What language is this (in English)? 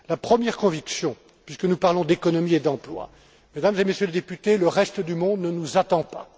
French